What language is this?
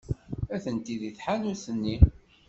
Kabyle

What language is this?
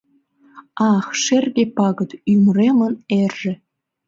Mari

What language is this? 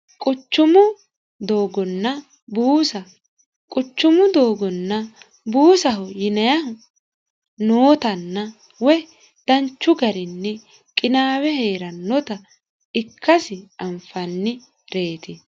Sidamo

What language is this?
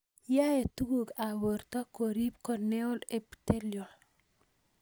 Kalenjin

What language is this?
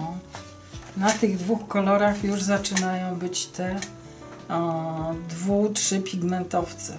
Polish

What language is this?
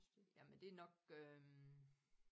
Danish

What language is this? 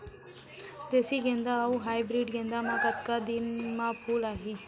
Chhattisgarhi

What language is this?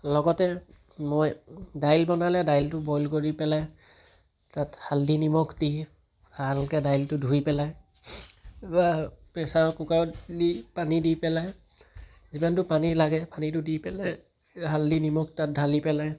Assamese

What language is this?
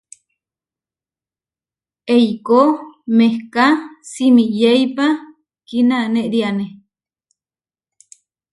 Huarijio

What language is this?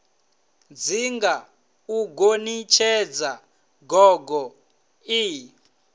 Venda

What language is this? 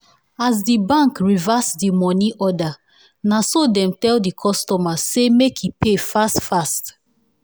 Nigerian Pidgin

